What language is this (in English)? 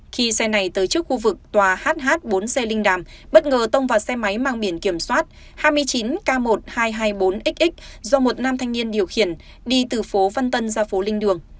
Vietnamese